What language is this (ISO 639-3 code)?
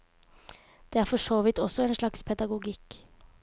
nor